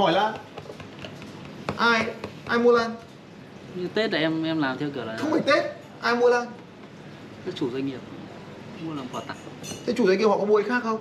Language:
Vietnamese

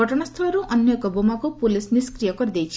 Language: Odia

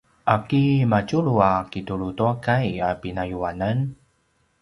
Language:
Paiwan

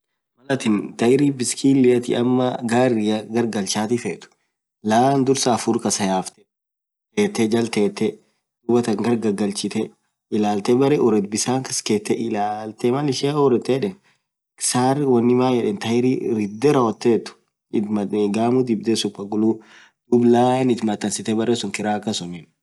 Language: Orma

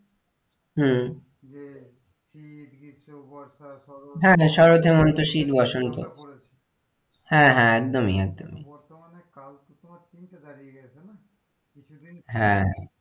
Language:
Bangla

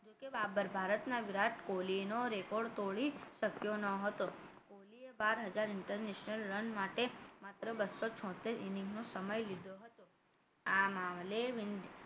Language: Gujarati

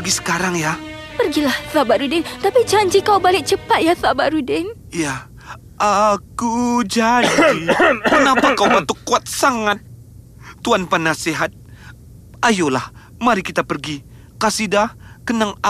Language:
Malay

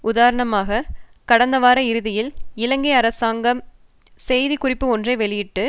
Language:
Tamil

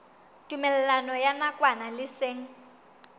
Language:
Southern Sotho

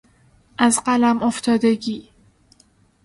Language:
Persian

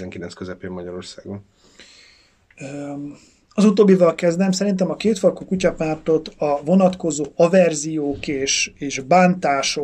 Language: Hungarian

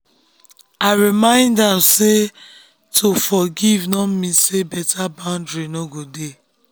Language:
Nigerian Pidgin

